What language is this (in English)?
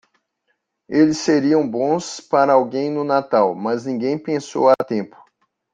Portuguese